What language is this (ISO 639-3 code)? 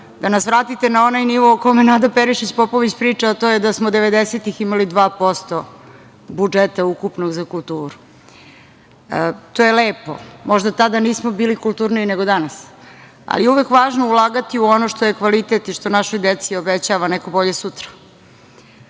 srp